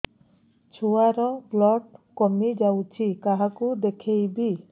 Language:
Odia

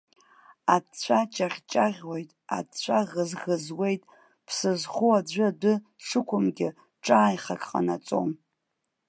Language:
Abkhazian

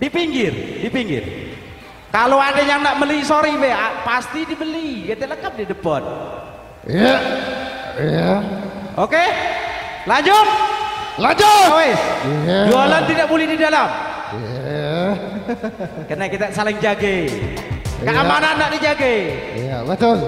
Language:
Indonesian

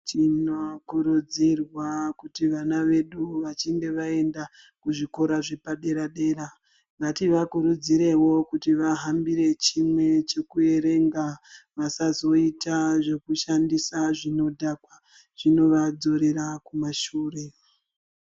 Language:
Ndau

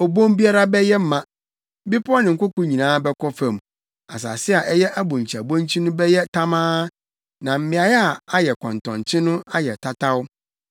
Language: Akan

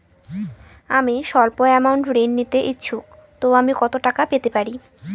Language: Bangla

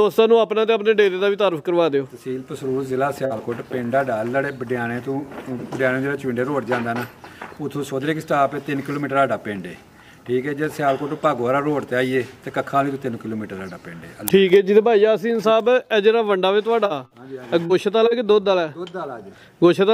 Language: Punjabi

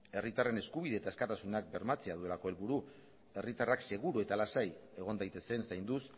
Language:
Basque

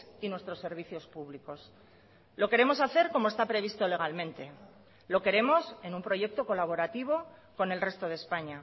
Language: Spanish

